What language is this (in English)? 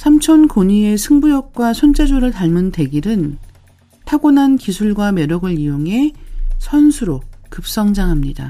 Korean